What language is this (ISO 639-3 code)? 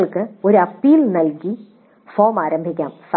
mal